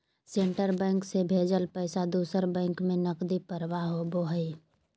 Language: Magahi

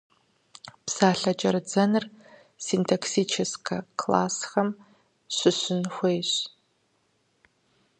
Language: Kabardian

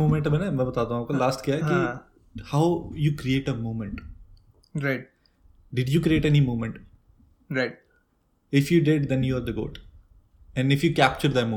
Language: Hindi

